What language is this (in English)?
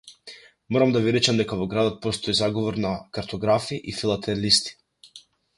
Macedonian